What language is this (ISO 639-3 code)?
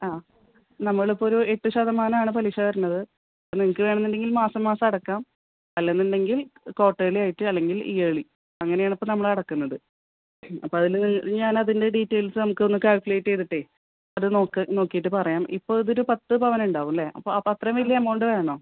mal